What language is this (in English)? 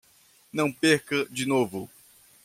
Portuguese